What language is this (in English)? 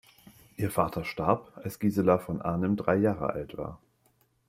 German